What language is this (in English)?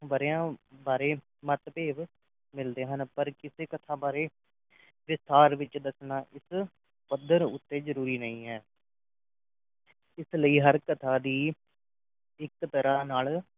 Punjabi